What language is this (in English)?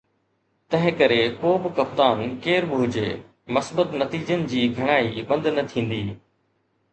Sindhi